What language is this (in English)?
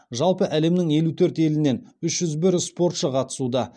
Kazakh